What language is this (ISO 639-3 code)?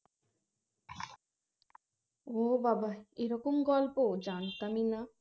ben